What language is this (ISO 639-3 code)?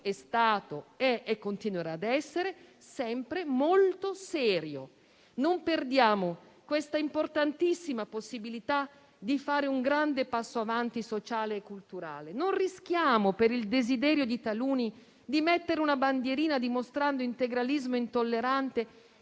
ita